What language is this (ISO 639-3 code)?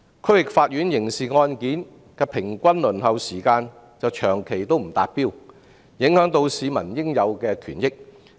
yue